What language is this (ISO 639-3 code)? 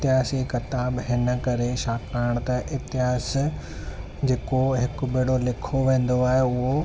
snd